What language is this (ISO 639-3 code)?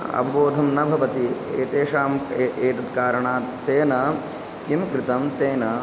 san